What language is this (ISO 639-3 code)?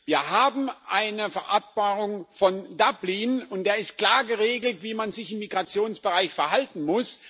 deu